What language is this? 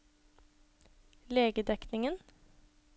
Norwegian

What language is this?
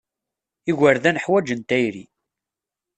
Kabyle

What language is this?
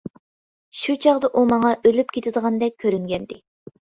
Uyghur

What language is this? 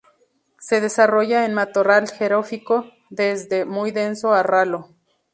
Spanish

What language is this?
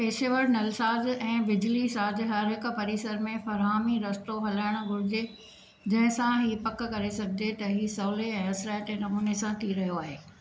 Sindhi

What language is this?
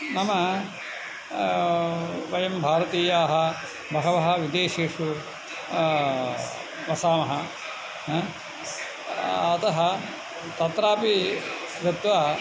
Sanskrit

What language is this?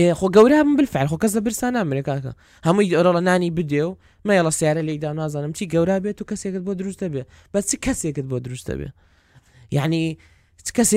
Arabic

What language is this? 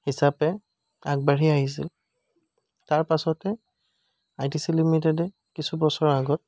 Assamese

